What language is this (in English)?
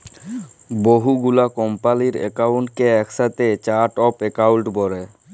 Bangla